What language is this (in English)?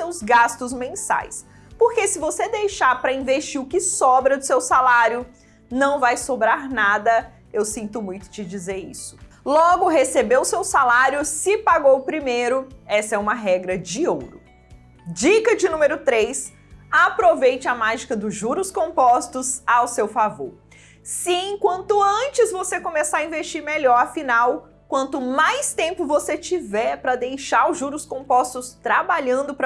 Portuguese